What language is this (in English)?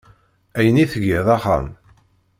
Kabyle